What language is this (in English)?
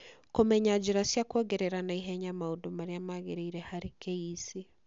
Kikuyu